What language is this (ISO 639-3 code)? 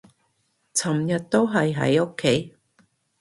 yue